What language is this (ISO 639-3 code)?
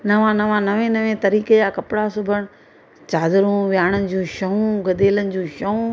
snd